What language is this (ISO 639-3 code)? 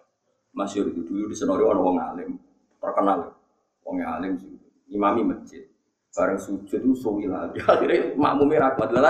ind